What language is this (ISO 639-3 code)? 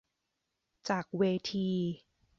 tha